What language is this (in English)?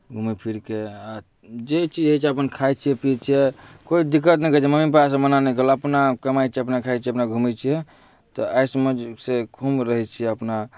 Maithili